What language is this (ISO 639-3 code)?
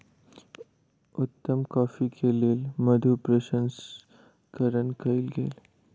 mai